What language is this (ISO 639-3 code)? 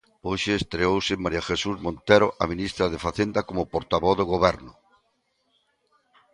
glg